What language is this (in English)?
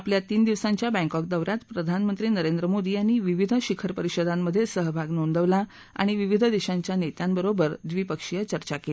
Marathi